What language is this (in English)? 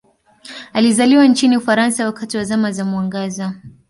Swahili